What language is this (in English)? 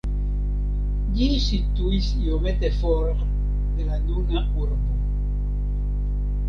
Esperanto